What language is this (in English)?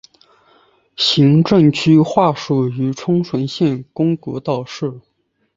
Chinese